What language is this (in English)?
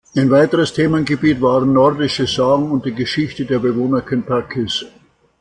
German